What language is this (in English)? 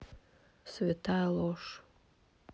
Russian